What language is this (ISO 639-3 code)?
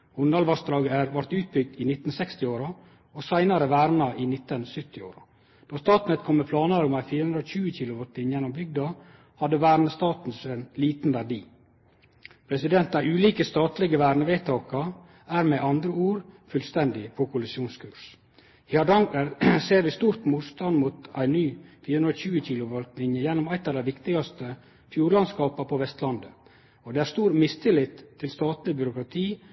nno